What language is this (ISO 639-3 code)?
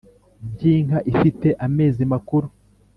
kin